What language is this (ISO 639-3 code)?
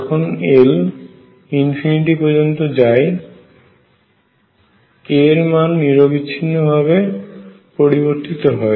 ben